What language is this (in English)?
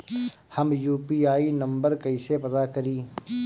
Bhojpuri